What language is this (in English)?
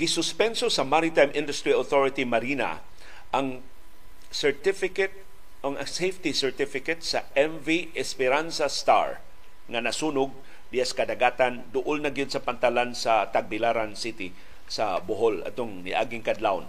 Filipino